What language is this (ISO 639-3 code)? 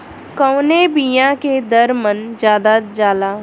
bho